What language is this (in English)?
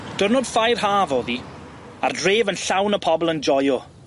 Welsh